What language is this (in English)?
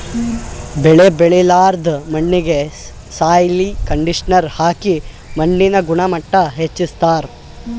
Kannada